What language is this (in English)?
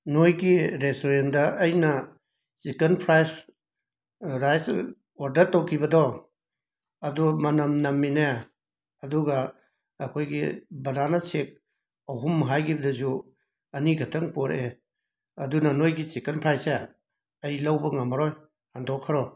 Manipuri